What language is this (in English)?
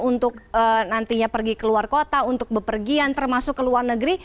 Indonesian